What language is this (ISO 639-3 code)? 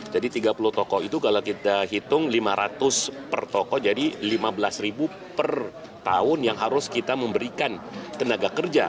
ind